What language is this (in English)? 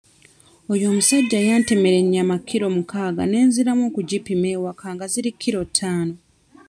Ganda